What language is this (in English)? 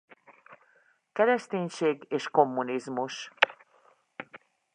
Hungarian